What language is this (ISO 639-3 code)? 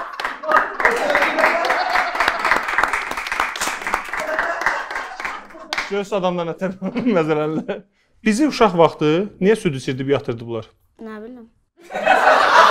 tur